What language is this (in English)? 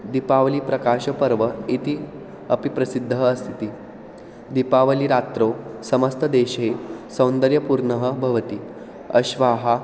Sanskrit